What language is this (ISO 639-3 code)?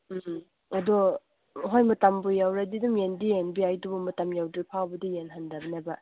mni